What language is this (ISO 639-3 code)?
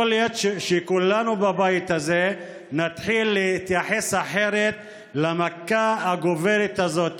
heb